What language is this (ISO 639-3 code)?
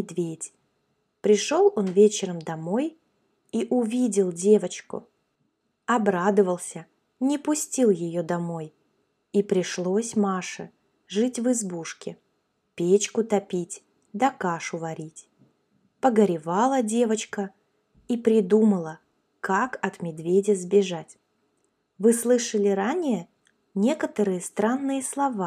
rus